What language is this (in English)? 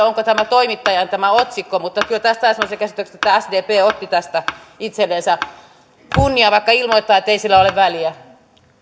Finnish